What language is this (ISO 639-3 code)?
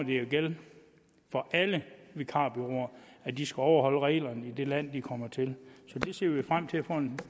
dan